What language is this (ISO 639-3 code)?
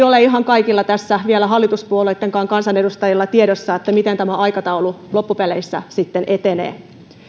fin